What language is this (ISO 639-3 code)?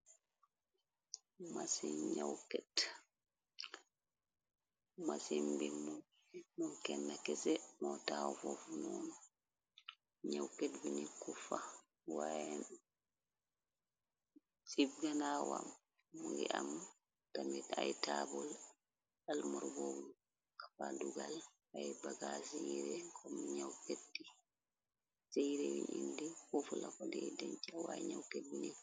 wol